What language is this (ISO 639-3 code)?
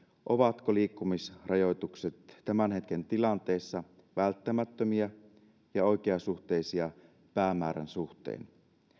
fin